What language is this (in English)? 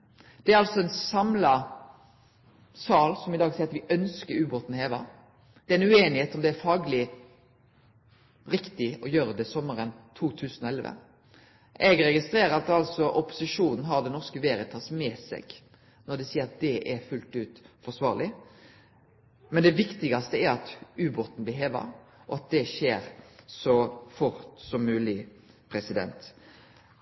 Norwegian Nynorsk